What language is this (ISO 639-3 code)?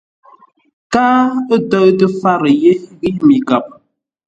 nla